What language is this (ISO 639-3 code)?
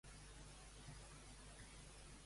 cat